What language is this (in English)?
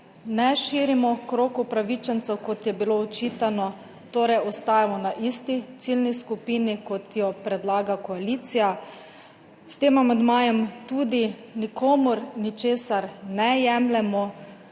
Slovenian